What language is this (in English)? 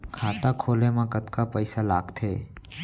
Chhattisgarhi